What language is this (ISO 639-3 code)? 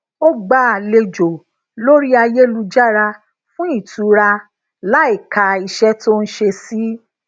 yor